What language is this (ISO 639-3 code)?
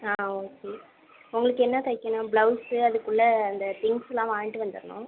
tam